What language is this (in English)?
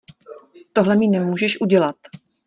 Czech